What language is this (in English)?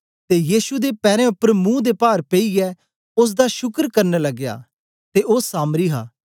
Dogri